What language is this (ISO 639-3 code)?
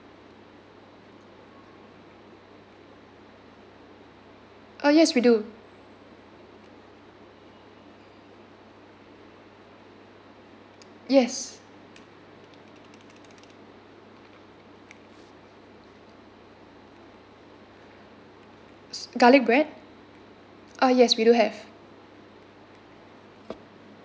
eng